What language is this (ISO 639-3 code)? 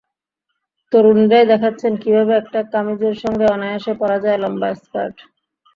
ben